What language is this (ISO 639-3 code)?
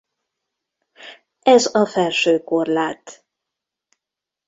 hun